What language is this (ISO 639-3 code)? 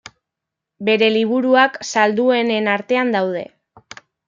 eus